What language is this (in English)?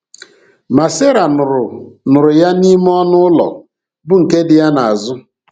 Igbo